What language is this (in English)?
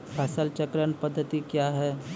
Maithili